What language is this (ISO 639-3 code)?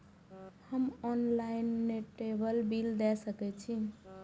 mai